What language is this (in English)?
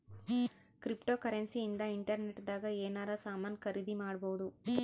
Kannada